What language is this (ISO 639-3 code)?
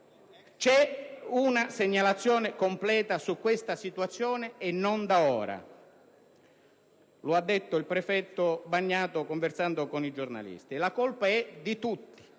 ita